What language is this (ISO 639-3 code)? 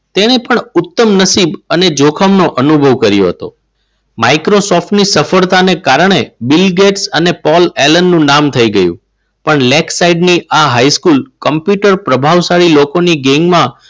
guj